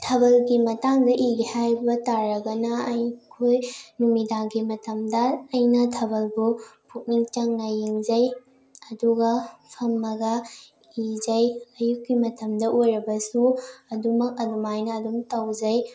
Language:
Manipuri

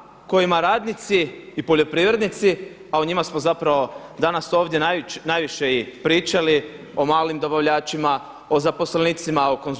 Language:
Croatian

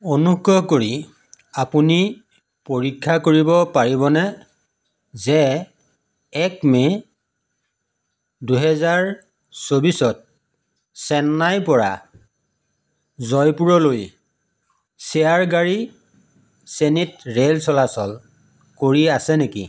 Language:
Assamese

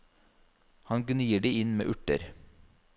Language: Norwegian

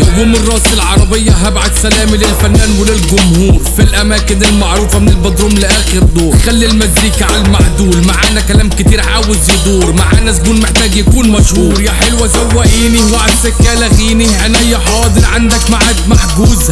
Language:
Arabic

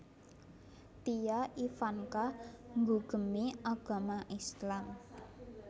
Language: Javanese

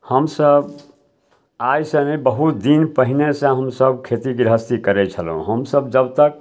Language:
Maithili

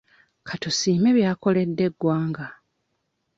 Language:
Ganda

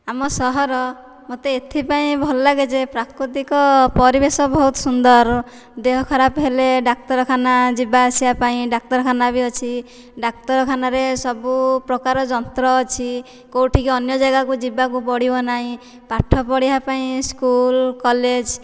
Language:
Odia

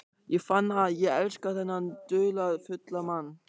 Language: Icelandic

